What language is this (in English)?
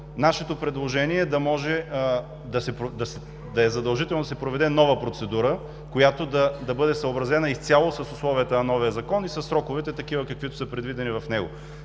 Bulgarian